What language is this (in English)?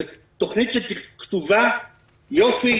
Hebrew